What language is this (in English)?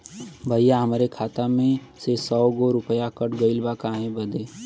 Bhojpuri